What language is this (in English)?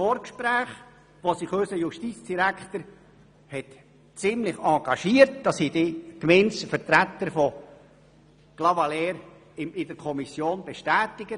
Swiss German